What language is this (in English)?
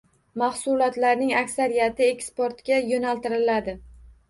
Uzbek